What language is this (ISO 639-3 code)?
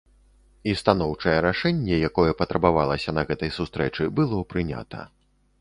bel